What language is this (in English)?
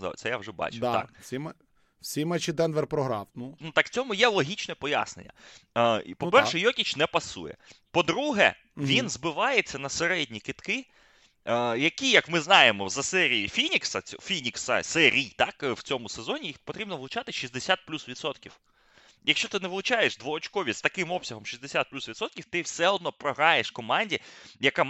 Ukrainian